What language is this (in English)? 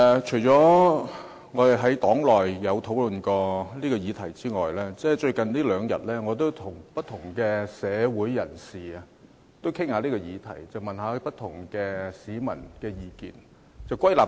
Cantonese